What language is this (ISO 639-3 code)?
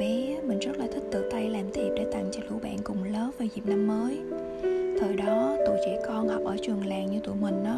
vie